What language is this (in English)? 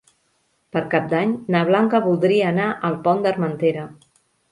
Catalan